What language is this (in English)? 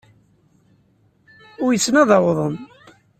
Kabyle